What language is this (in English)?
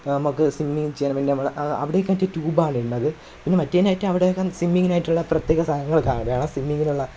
Malayalam